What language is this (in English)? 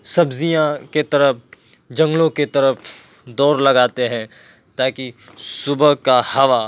Urdu